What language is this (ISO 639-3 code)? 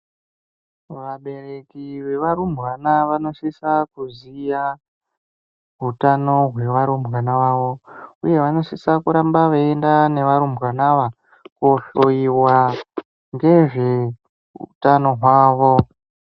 ndc